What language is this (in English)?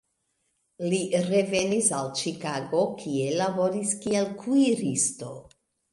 Esperanto